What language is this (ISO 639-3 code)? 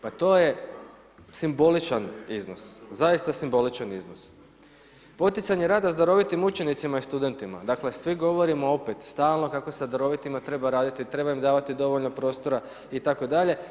hrv